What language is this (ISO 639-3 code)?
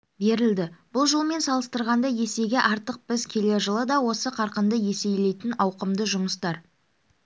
kaz